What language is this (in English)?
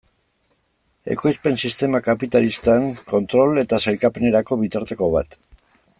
Basque